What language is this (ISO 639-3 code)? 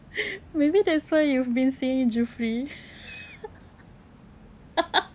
eng